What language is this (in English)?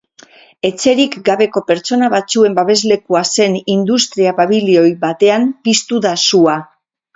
Basque